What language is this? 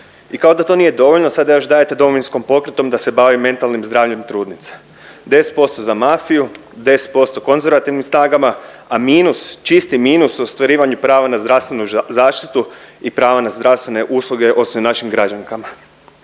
Croatian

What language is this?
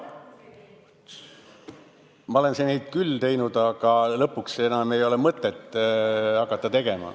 Estonian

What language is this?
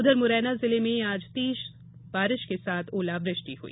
Hindi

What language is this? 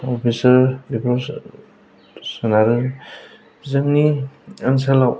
Bodo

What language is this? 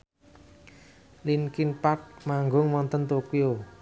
Javanese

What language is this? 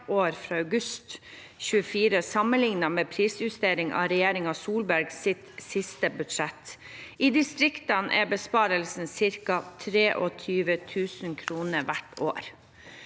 Norwegian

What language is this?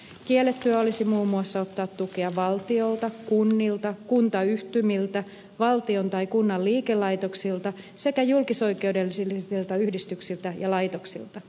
Finnish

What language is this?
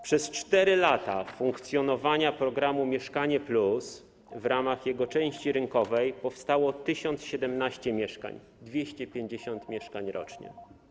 Polish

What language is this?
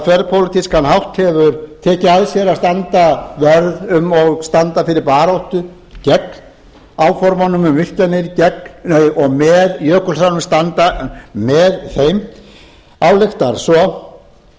Icelandic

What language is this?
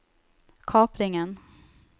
Norwegian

